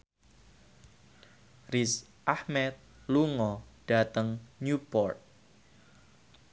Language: Javanese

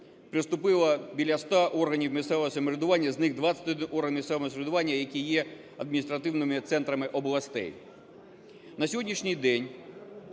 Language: Ukrainian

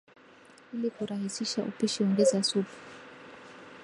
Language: Swahili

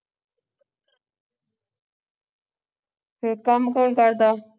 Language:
Punjabi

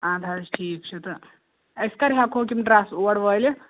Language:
Kashmiri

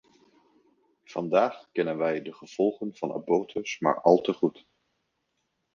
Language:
Dutch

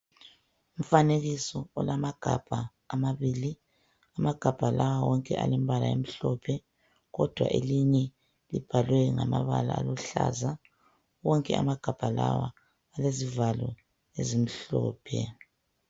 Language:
North Ndebele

